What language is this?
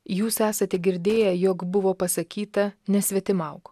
Lithuanian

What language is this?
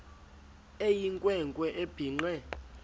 Xhosa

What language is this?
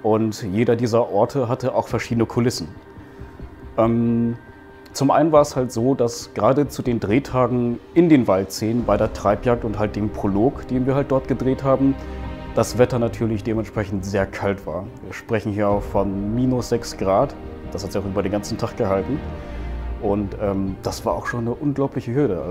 German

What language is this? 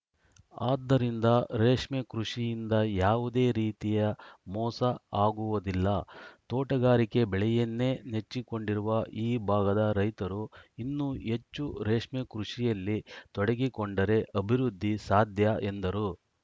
Kannada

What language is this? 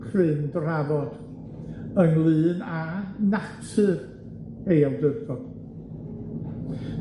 Welsh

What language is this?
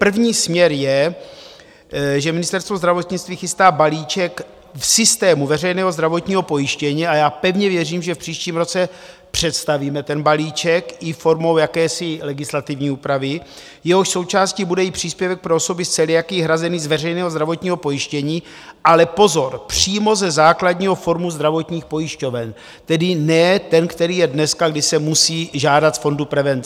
Czech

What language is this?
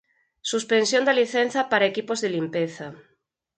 Galician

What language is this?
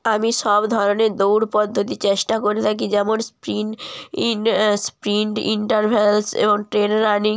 Bangla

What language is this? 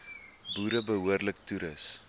Afrikaans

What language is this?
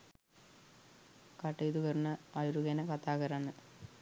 Sinhala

